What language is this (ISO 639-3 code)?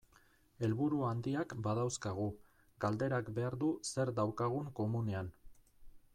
eus